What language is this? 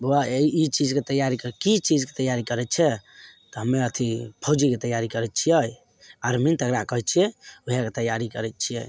Maithili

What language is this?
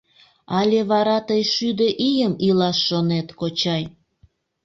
Mari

